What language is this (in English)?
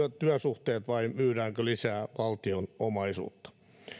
Finnish